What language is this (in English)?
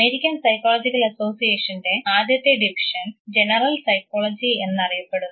Malayalam